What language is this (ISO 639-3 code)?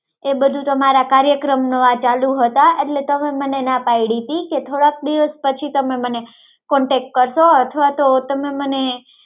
guj